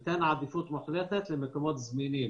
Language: Hebrew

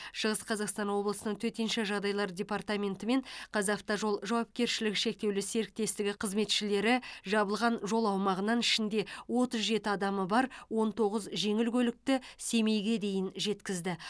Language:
Kazakh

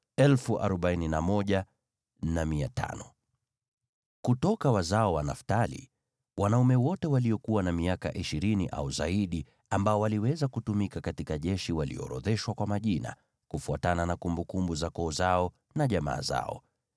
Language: Swahili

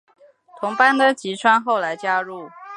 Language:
Chinese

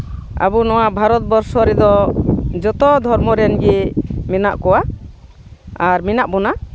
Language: Santali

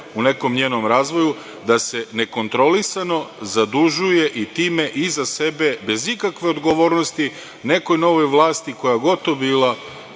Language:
Serbian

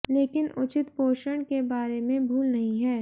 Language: Hindi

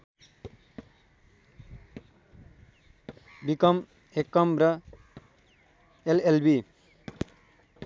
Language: Nepali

